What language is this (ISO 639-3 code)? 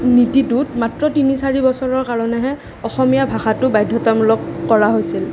asm